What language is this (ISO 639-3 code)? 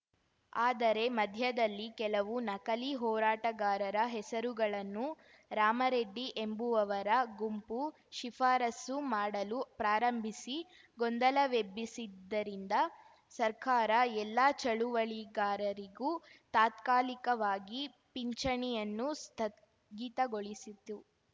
kan